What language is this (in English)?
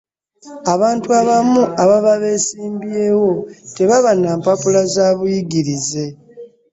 Ganda